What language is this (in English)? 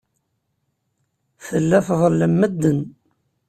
Kabyle